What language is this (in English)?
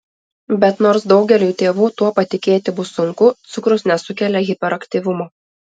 Lithuanian